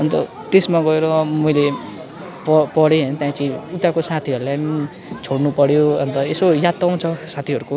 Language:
Nepali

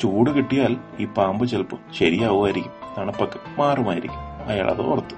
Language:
Malayalam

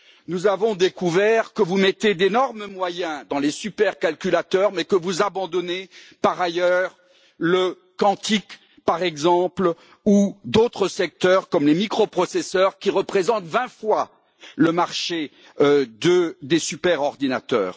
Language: French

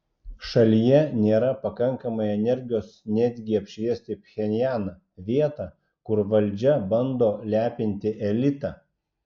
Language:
Lithuanian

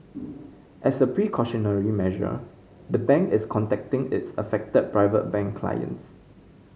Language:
English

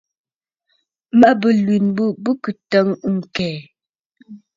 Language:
Bafut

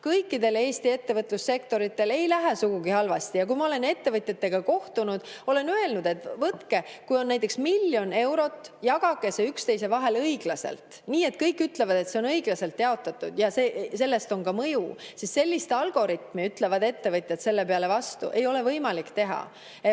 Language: Estonian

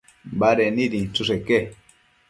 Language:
Matsés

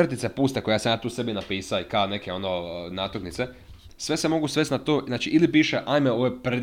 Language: Croatian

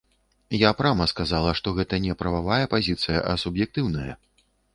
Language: Belarusian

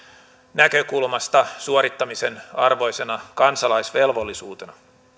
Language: Finnish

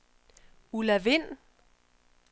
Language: Danish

